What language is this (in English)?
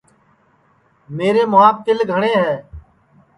Sansi